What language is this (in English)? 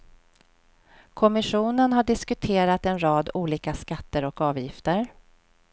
Swedish